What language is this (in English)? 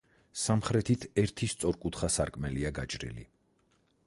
Georgian